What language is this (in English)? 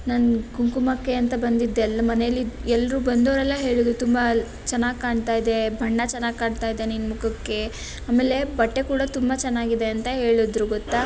Kannada